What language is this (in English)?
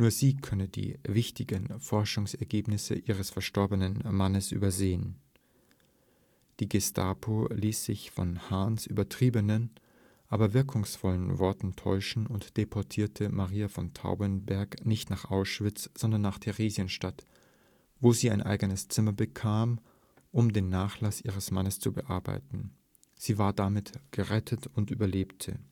German